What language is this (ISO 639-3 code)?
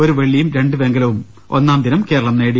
mal